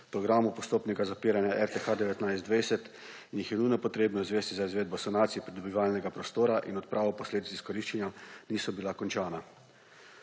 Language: Slovenian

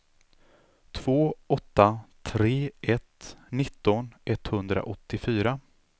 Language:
Swedish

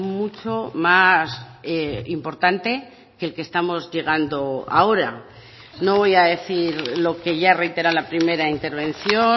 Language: Spanish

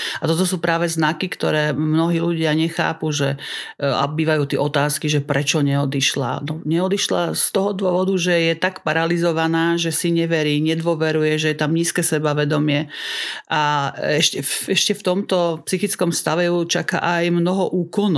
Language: Slovak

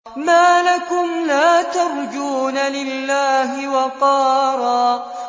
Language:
Arabic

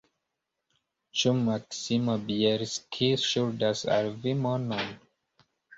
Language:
Esperanto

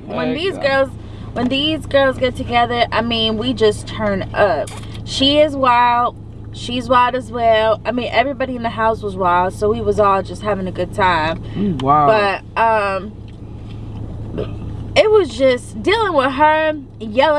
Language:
English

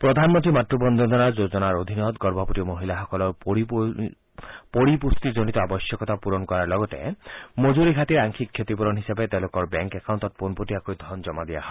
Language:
Assamese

